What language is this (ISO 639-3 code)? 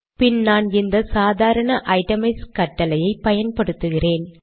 tam